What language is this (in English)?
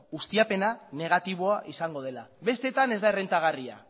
Basque